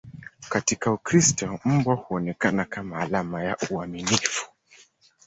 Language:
Swahili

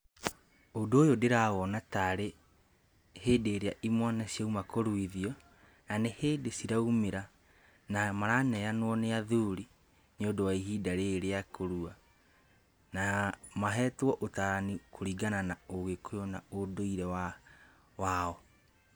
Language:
Kikuyu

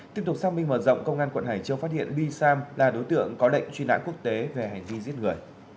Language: Vietnamese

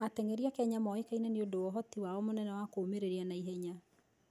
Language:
Kikuyu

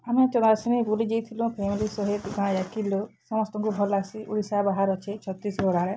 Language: Odia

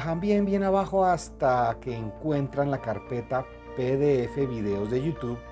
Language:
Spanish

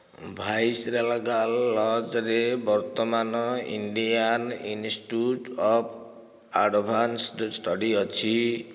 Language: Odia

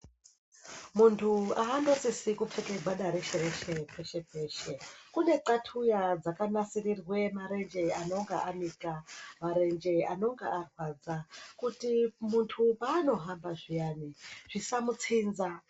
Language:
Ndau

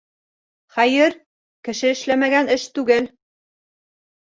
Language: Bashkir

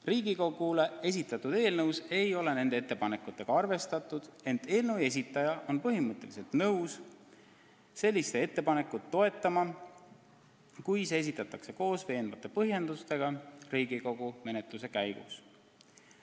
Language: Estonian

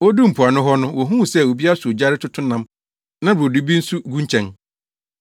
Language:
Akan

